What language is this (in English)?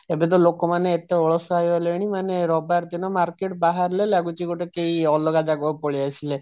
Odia